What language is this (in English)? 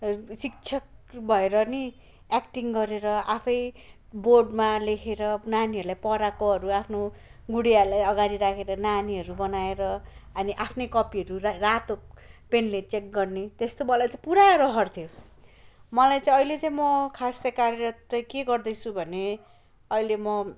Nepali